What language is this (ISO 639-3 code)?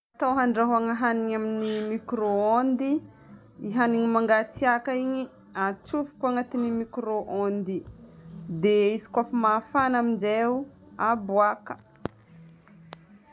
bmm